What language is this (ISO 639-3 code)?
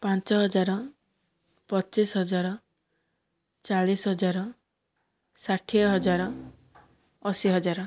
ori